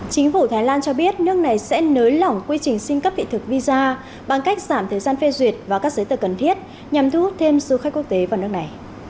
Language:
Vietnamese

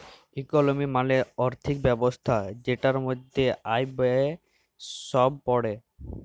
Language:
Bangla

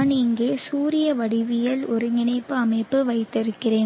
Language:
Tamil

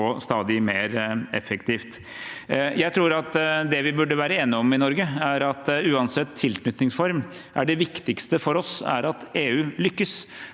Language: Norwegian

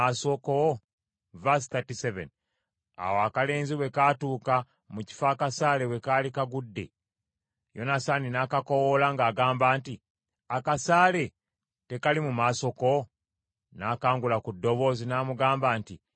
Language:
Ganda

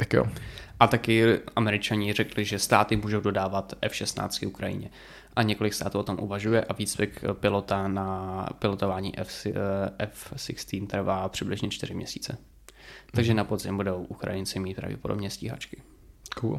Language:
Czech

